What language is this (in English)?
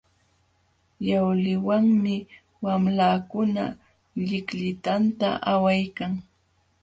Jauja Wanca Quechua